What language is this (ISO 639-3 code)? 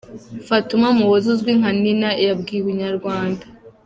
kin